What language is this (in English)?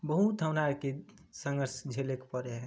Maithili